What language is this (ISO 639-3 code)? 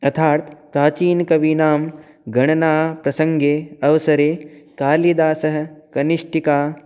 san